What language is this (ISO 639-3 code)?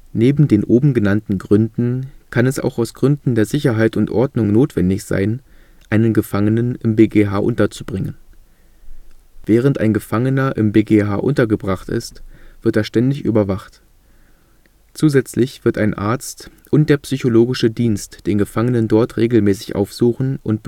deu